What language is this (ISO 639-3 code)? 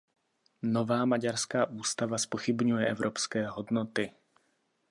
ces